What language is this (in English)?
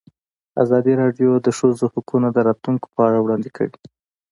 Pashto